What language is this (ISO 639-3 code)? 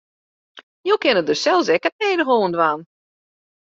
fry